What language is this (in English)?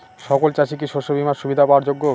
Bangla